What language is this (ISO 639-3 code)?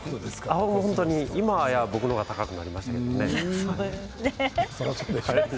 jpn